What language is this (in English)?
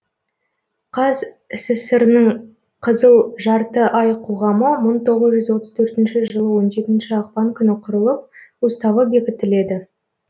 Kazakh